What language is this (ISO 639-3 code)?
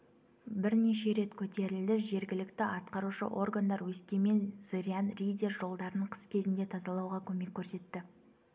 kaz